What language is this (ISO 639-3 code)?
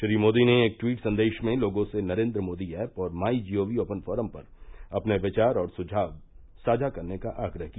hin